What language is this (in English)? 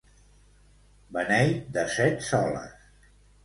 Catalan